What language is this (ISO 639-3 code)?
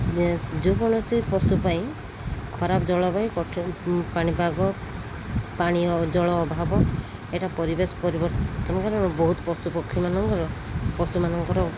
ori